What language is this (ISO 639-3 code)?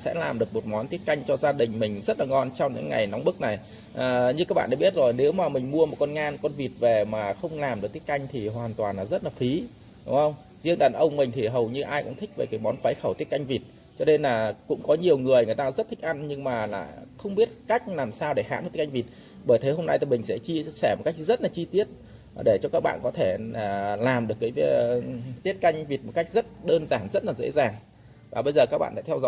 vie